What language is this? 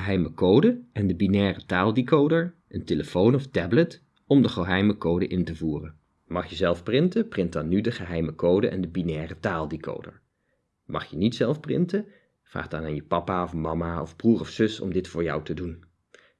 Dutch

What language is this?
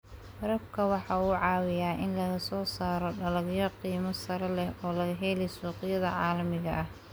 Somali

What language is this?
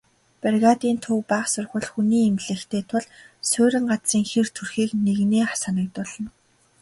Mongolian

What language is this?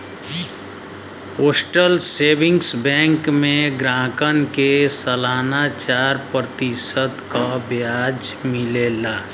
Bhojpuri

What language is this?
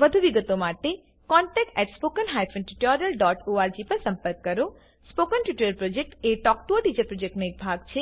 Gujarati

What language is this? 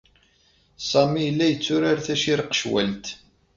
Kabyle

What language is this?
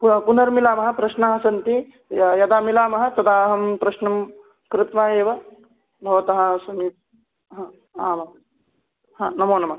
Sanskrit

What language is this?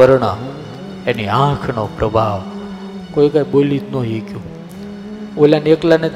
Gujarati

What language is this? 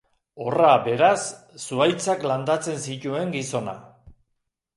Basque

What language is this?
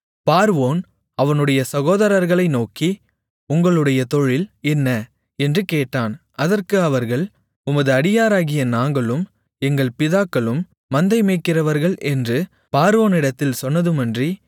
Tamil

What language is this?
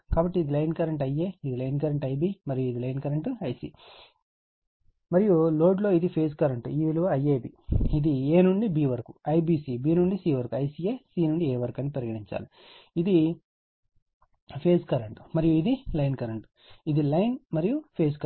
Telugu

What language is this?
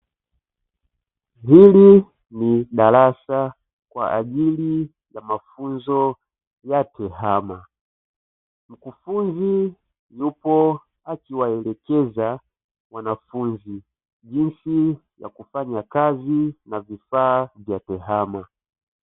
Swahili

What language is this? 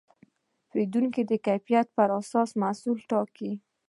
Pashto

